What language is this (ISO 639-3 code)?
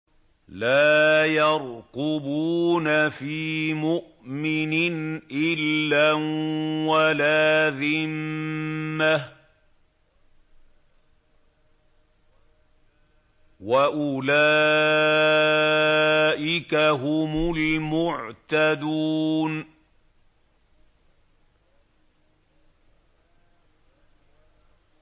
ara